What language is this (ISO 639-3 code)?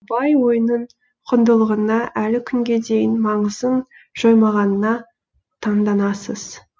kaz